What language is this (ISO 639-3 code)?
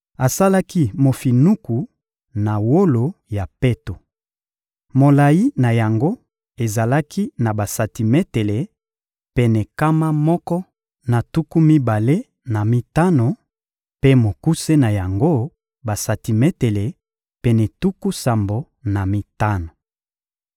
lin